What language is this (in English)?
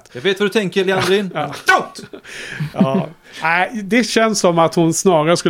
Swedish